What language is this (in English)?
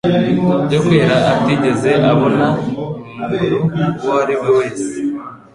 Kinyarwanda